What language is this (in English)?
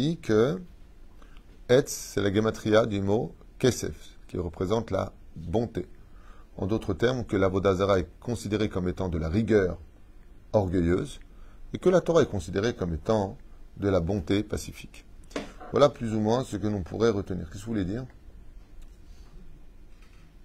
French